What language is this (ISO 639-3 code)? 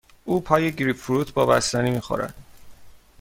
fas